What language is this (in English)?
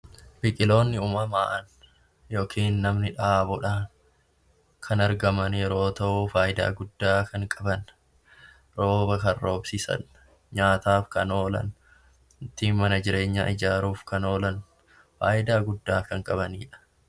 Oromo